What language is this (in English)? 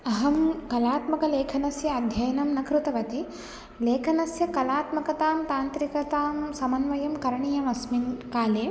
Sanskrit